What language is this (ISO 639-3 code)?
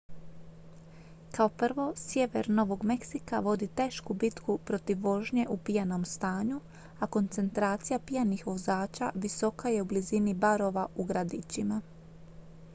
hrv